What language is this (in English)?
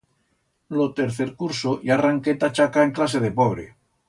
Aragonese